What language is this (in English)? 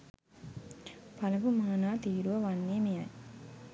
Sinhala